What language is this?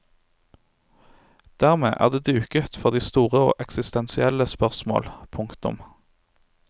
Norwegian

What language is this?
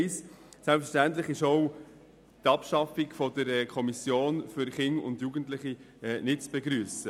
Swiss German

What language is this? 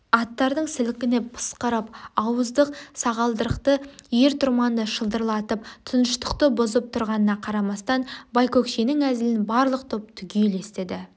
Kazakh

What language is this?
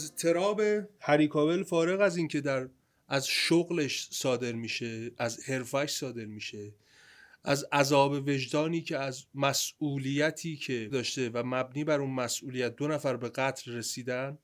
Persian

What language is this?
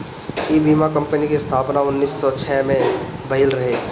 Bhojpuri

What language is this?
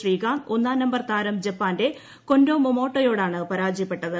Malayalam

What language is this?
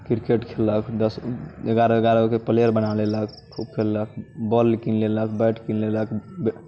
Maithili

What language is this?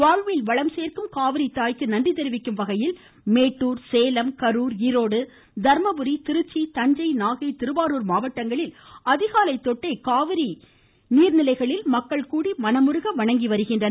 Tamil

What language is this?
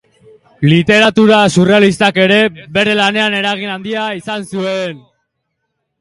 Basque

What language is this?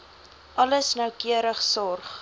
Afrikaans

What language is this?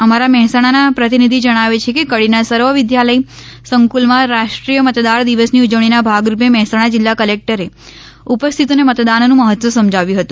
Gujarati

